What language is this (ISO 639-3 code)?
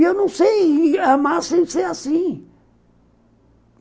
por